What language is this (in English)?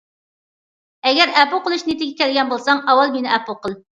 Uyghur